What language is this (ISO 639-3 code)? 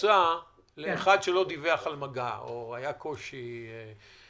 heb